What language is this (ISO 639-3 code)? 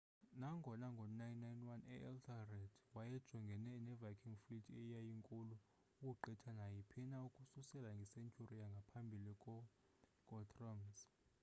xho